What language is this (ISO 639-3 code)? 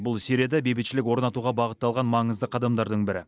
kaz